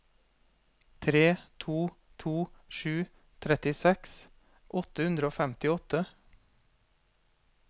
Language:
Norwegian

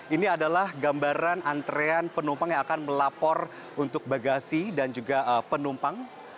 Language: Indonesian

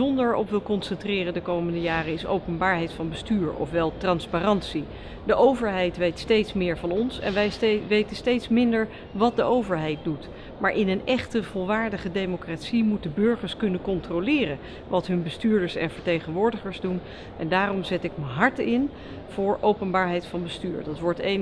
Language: Dutch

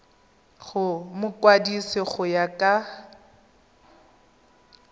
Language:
Tswana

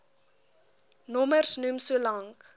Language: Afrikaans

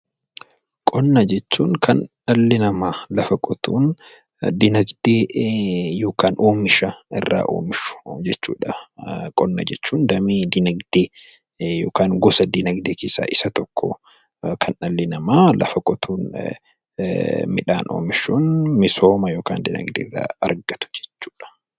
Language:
Oromo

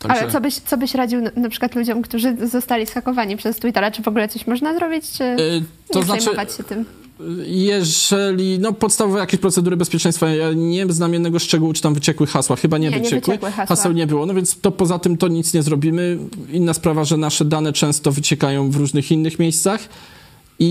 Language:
Polish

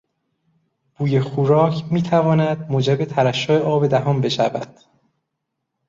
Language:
Persian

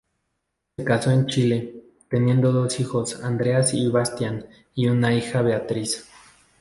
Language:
Spanish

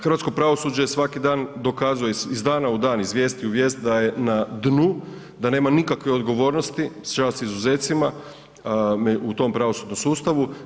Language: Croatian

